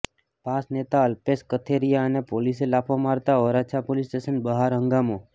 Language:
Gujarati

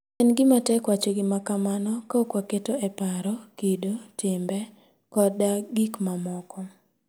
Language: Luo (Kenya and Tanzania)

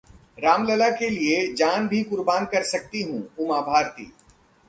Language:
Hindi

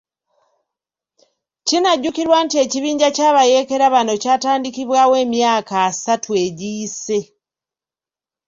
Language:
Ganda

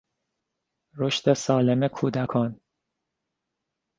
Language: Persian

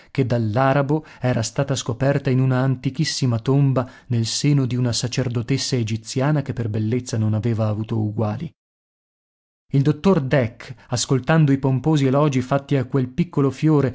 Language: Italian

